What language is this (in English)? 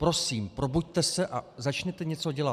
Czech